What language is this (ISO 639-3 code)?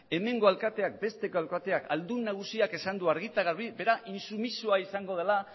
eus